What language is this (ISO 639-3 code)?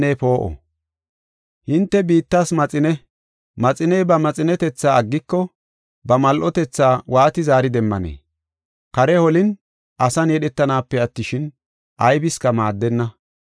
gof